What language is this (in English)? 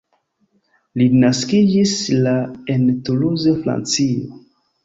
Esperanto